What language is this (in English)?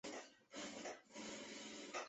Chinese